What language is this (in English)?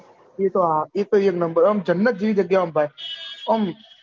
Gujarati